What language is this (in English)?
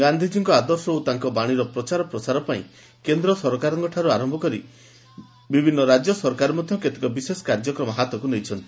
Odia